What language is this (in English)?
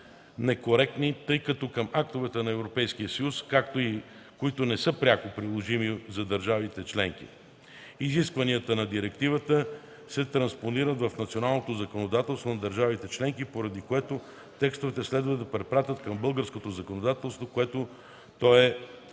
Bulgarian